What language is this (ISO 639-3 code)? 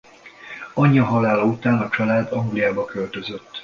hun